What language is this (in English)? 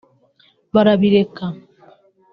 Kinyarwanda